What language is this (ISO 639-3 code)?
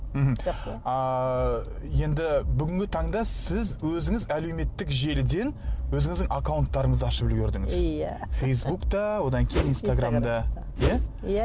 kaz